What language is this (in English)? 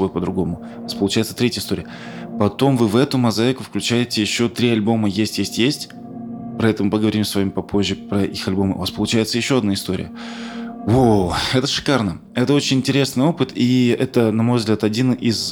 Russian